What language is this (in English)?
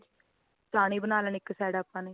Punjabi